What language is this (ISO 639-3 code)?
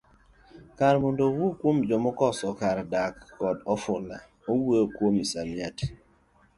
luo